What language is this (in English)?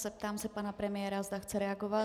Czech